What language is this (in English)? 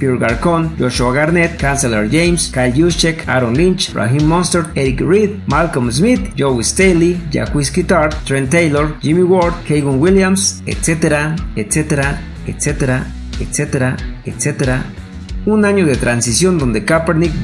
Spanish